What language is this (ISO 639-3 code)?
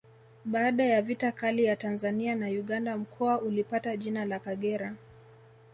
swa